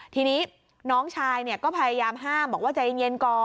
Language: Thai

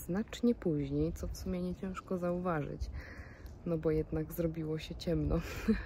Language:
Polish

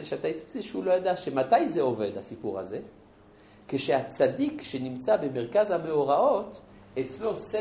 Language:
Hebrew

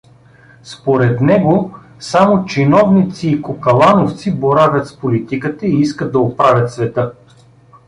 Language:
Bulgarian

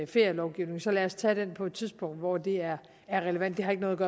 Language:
Danish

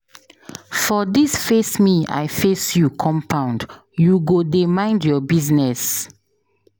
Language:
Nigerian Pidgin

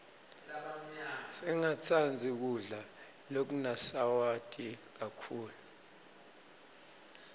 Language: Swati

